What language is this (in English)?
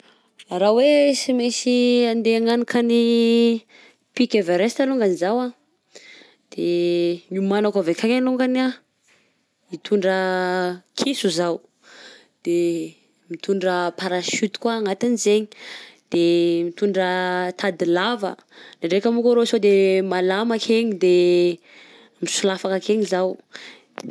Southern Betsimisaraka Malagasy